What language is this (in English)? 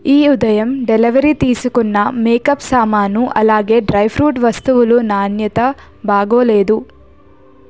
Telugu